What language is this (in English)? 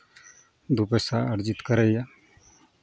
Maithili